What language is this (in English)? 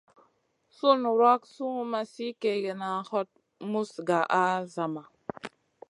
Masana